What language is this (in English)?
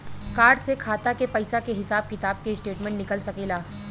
Bhojpuri